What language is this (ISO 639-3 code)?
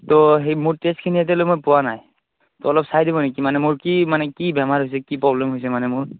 asm